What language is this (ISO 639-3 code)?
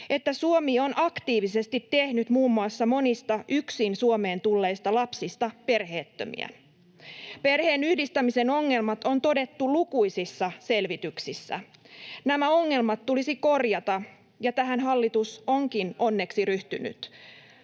fin